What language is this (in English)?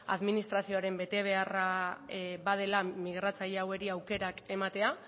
Basque